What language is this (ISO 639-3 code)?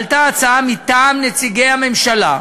heb